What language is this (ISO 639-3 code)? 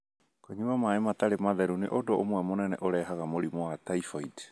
kik